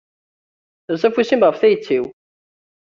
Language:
Kabyle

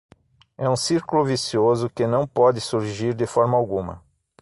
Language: Portuguese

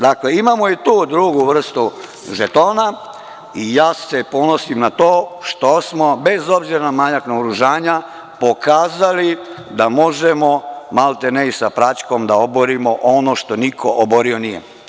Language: Serbian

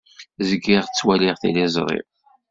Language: Kabyle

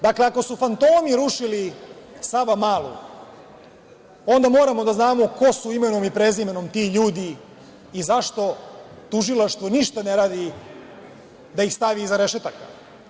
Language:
Serbian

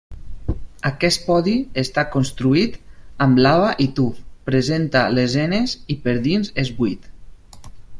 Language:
Catalan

